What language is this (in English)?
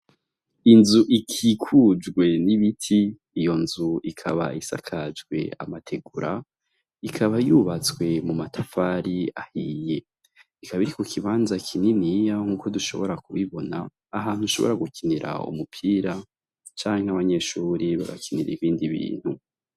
Rundi